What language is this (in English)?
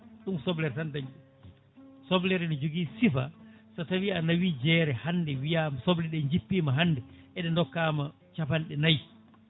Fula